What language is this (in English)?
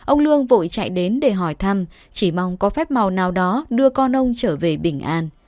Vietnamese